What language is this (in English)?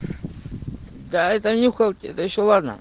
Russian